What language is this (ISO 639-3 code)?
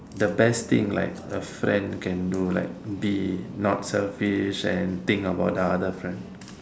eng